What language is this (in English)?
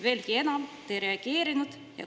Estonian